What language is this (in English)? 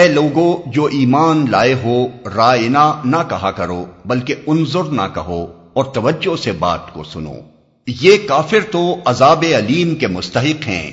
Urdu